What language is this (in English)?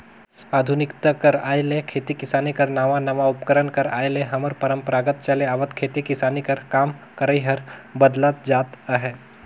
Chhattisgarhi